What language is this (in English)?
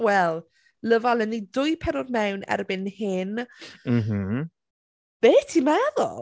Welsh